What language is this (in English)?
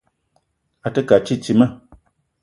Eton (Cameroon)